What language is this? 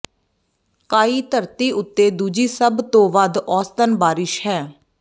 Punjabi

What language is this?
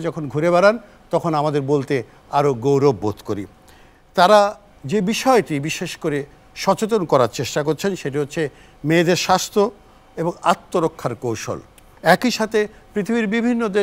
Korean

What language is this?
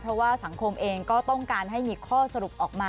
Thai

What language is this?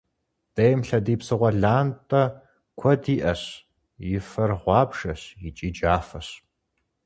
Kabardian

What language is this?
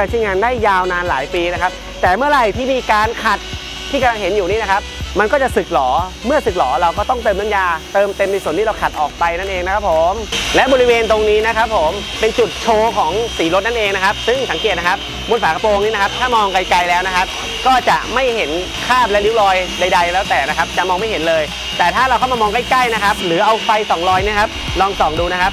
Thai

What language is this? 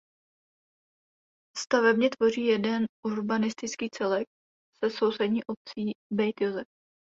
Czech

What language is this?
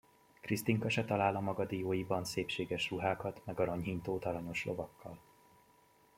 Hungarian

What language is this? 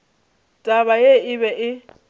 Northern Sotho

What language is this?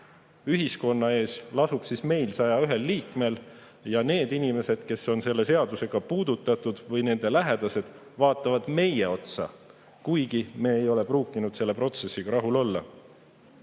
Estonian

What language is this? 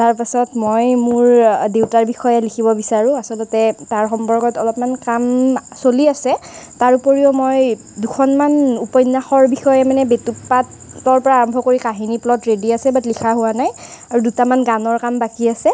Assamese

